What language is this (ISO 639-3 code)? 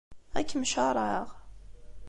kab